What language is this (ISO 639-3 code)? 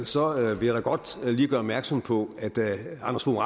dan